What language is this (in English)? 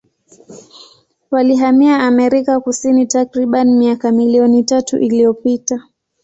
Swahili